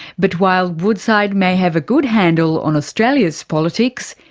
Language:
English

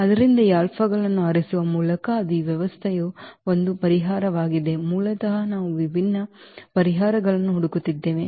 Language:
Kannada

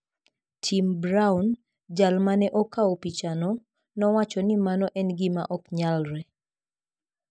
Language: Luo (Kenya and Tanzania)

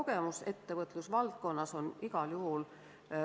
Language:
Estonian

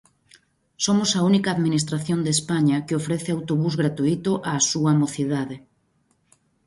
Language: Galician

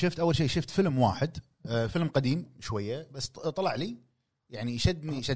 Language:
Arabic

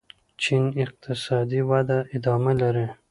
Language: Pashto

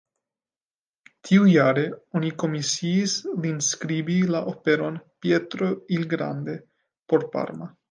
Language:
Esperanto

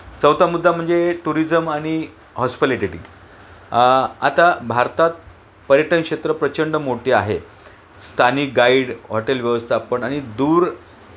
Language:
Marathi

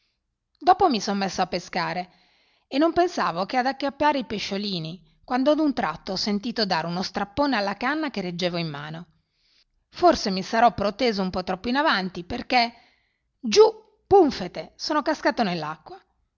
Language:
Italian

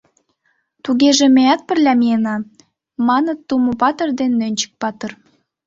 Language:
Mari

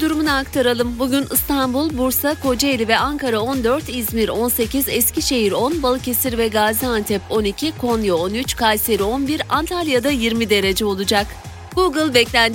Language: Turkish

